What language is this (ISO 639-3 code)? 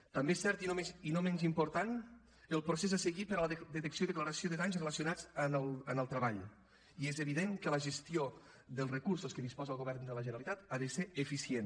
cat